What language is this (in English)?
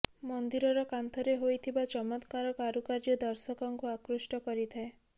Odia